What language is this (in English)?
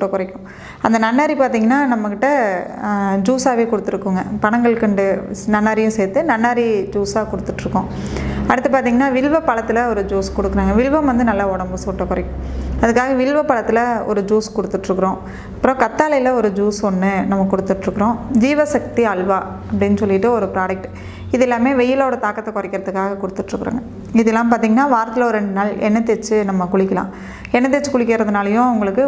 Tamil